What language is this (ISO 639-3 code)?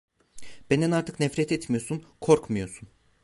tur